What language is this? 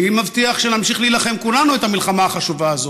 Hebrew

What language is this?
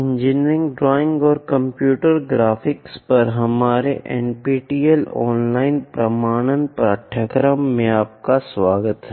Hindi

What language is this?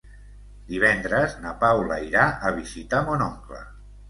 Catalan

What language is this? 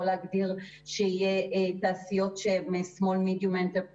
Hebrew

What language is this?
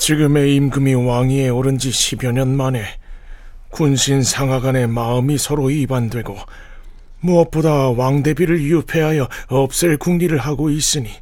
Korean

